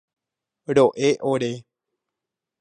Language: Guarani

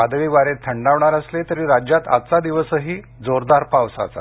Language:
Marathi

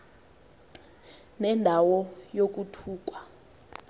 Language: Xhosa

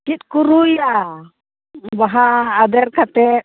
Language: Santali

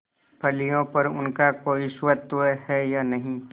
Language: Hindi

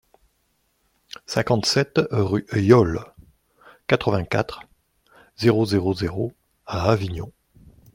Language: French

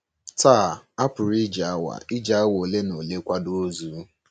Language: Igbo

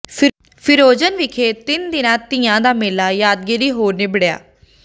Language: Punjabi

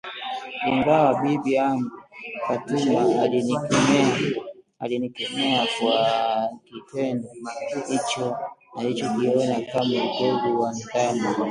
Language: Swahili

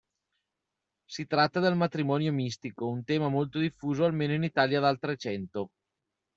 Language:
Italian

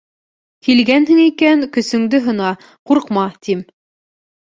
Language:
Bashkir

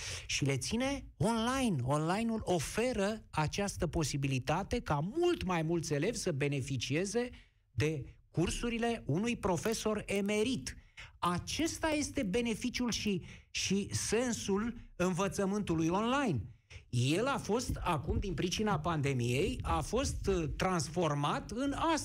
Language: Romanian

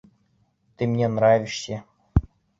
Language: Bashkir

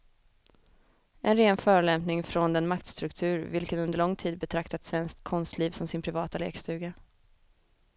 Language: Swedish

